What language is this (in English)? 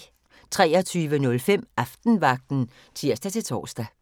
Danish